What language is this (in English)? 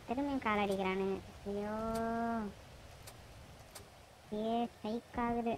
Romanian